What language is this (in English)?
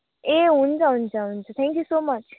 Nepali